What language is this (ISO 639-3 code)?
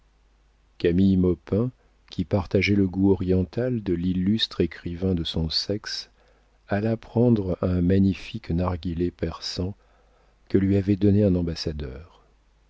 fra